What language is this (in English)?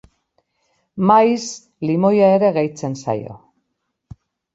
Basque